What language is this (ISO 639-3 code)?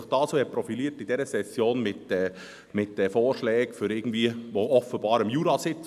gsw